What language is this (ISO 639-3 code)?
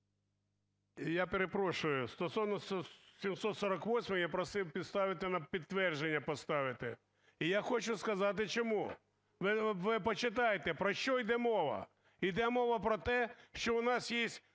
ukr